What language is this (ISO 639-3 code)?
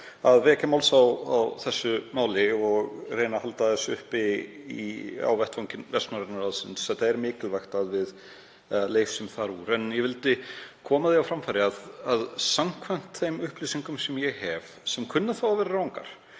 isl